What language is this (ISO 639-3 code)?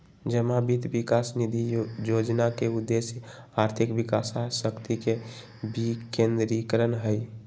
mag